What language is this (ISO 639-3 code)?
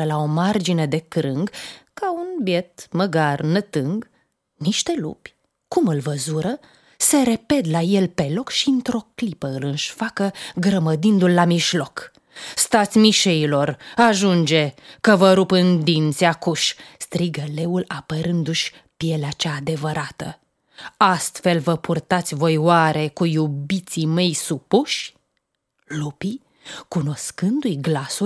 ron